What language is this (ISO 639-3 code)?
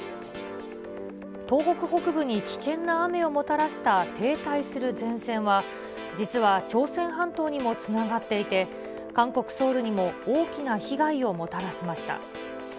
jpn